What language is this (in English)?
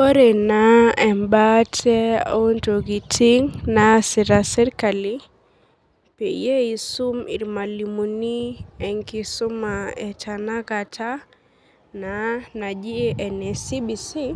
Masai